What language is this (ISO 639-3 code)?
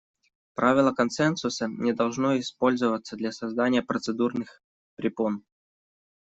rus